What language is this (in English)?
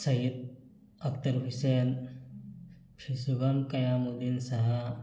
Manipuri